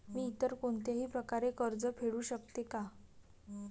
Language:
Marathi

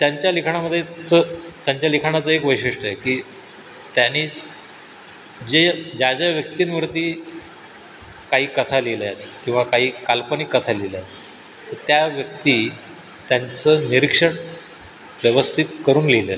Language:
Marathi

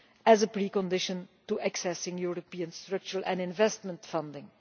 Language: English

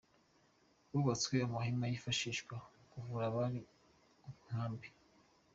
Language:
Kinyarwanda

